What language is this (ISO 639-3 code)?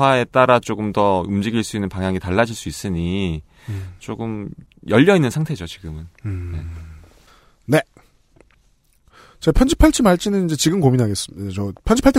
kor